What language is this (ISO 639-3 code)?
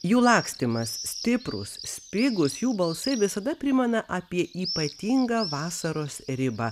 lit